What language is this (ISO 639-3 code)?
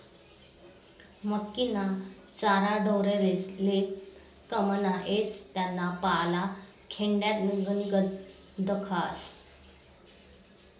mar